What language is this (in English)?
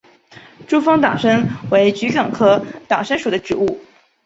Chinese